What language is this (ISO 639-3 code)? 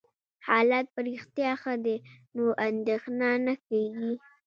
pus